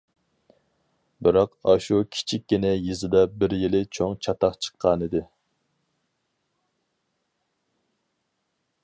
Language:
Uyghur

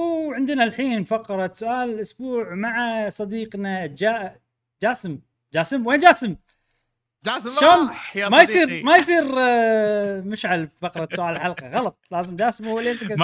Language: Arabic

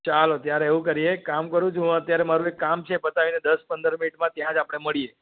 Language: Gujarati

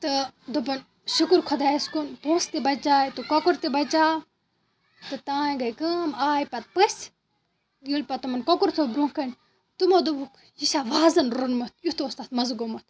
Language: Kashmiri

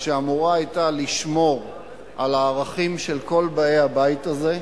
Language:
Hebrew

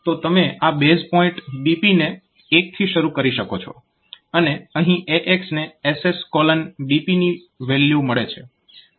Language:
Gujarati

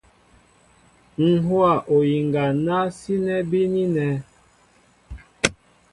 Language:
Mbo (Cameroon)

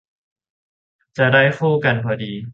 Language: Thai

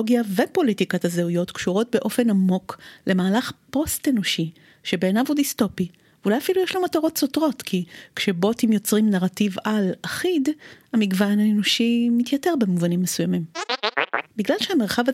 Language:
Hebrew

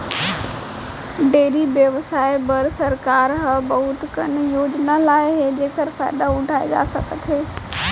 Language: Chhattisgarhi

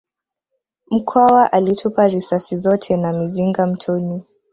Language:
Swahili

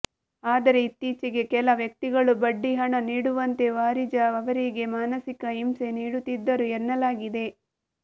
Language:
Kannada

